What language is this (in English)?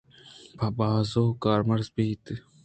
Eastern Balochi